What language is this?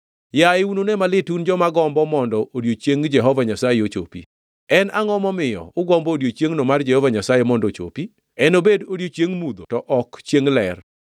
Luo (Kenya and Tanzania)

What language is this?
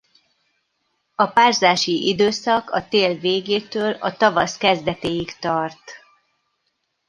Hungarian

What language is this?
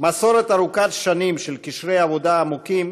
Hebrew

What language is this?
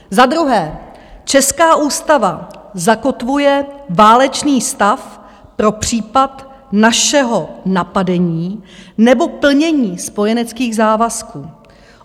Czech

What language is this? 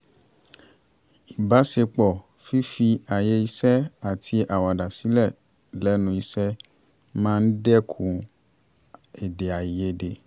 Yoruba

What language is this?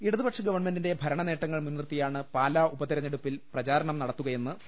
Malayalam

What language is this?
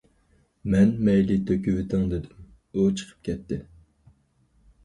Uyghur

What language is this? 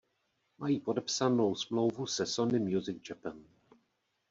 Czech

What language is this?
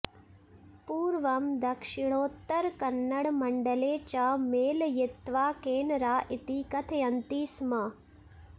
Sanskrit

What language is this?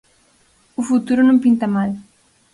Galician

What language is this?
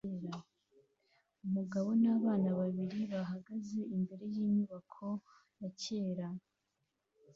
Kinyarwanda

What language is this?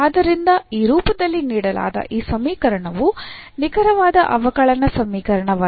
Kannada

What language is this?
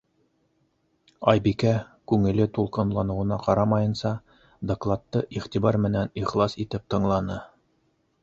Bashkir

